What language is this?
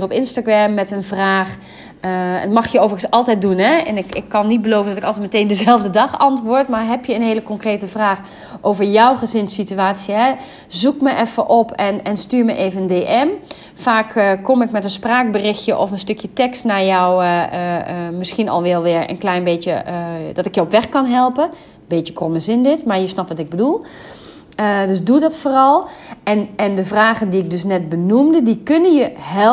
Dutch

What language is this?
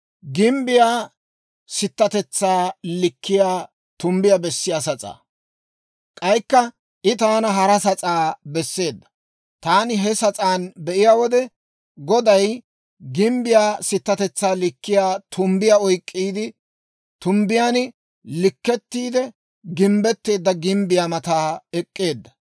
Dawro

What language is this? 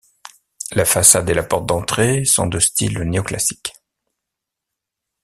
French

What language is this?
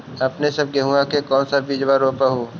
Magahi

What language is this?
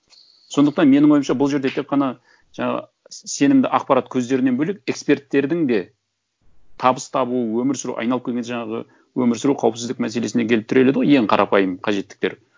Kazakh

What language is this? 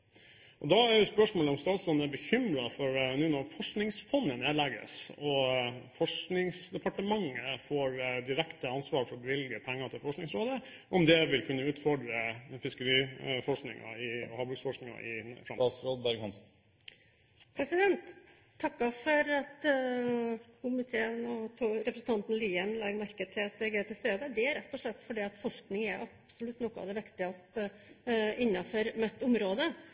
Norwegian Bokmål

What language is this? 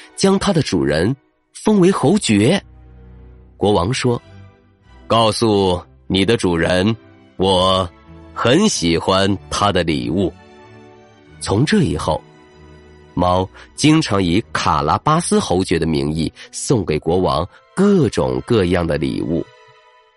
Chinese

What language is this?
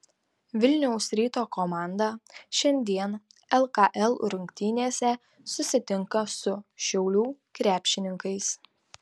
Lithuanian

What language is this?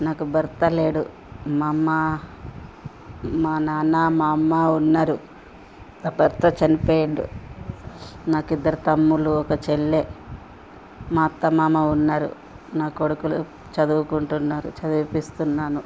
Telugu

